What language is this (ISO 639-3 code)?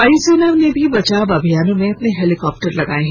hin